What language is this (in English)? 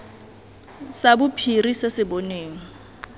Tswana